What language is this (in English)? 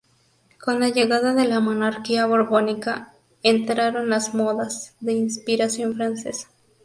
Spanish